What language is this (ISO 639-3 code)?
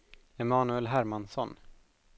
swe